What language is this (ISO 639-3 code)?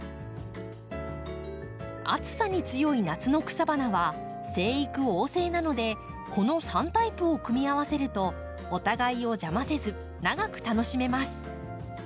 jpn